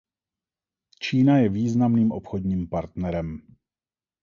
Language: Czech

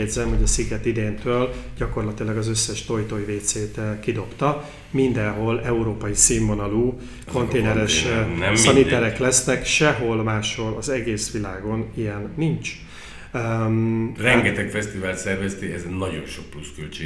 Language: Hungarian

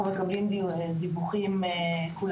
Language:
Hebrew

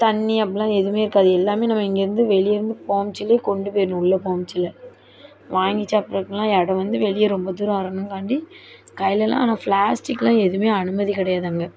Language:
Tamil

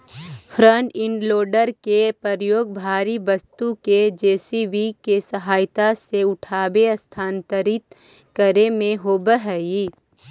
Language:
Magahi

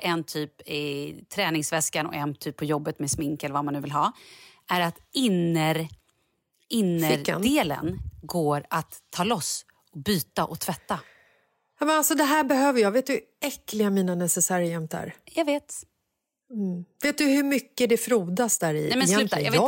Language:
Swedish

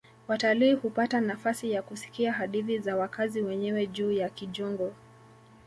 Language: Swahili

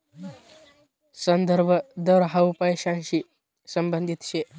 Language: Marathi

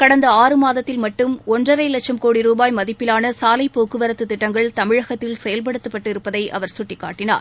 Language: Tamil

